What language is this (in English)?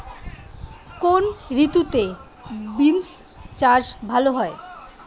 Bangla